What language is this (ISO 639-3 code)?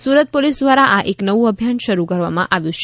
guj